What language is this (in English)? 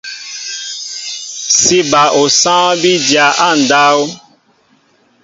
Mbo (Cameroon)